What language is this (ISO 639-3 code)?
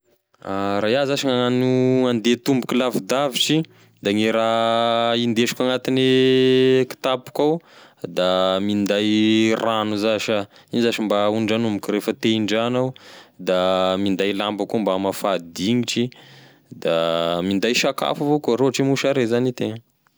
tkg